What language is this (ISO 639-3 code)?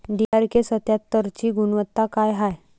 mar